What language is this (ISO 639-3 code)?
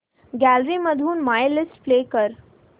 mar